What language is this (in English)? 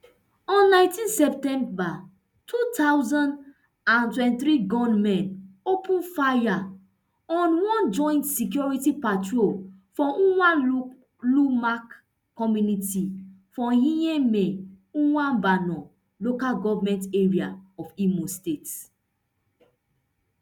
Nigerian Pidgin